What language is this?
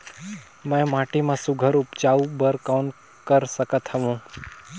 Chhattisgarhi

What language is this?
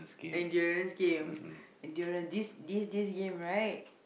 English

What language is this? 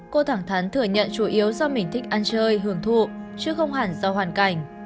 Vietnamese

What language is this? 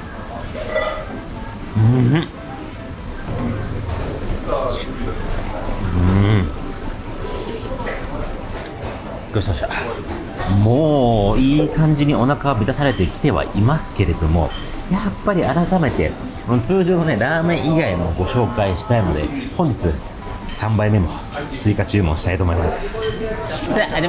Japanese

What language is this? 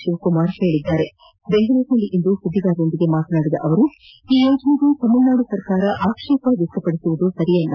Kannada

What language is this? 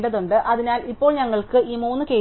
Malayalam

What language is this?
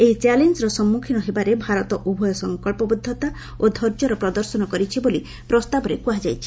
Odia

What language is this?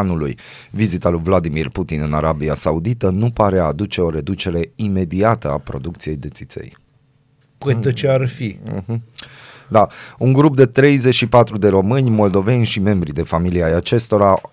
Romanian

